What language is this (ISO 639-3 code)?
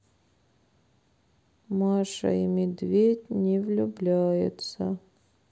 rus